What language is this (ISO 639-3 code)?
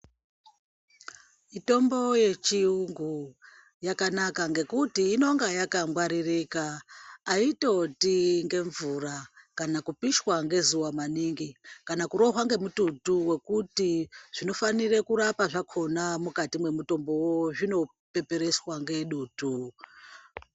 ndc